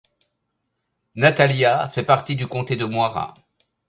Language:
French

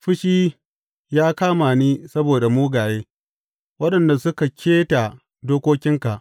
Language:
Hausa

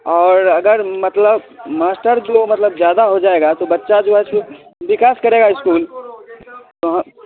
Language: Hindi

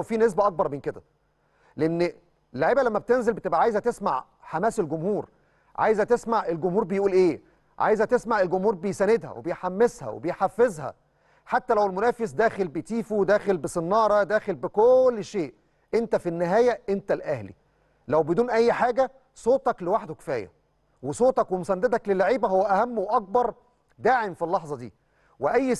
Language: Arabic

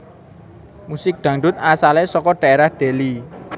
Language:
Javanese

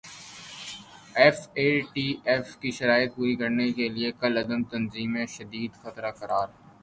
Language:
Urdu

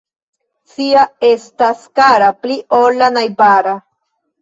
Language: Esperanto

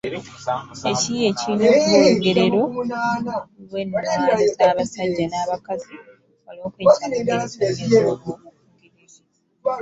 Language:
Ganda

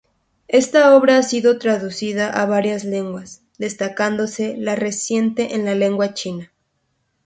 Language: Spanish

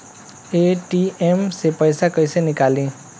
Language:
Bhojpuri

